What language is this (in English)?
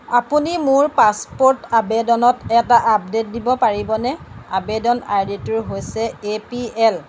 Assamese